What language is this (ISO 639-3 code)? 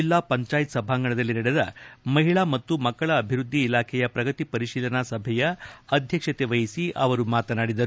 kan